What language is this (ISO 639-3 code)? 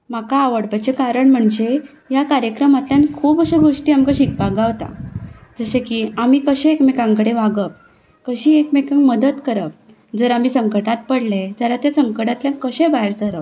kok